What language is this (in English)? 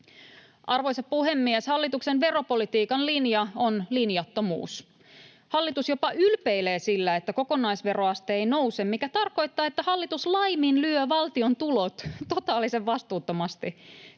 Finnish